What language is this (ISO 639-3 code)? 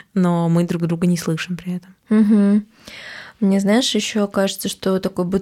rus